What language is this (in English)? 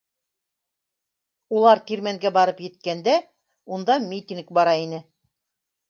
Bashkir